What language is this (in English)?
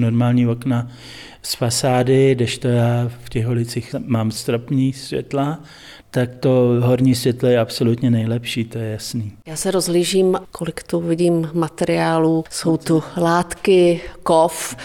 Czech